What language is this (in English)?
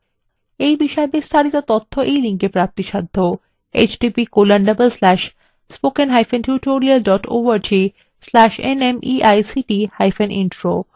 Bangla